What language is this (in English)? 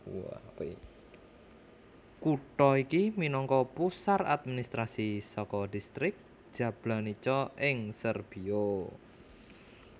Javanese